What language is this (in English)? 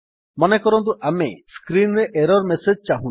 Odia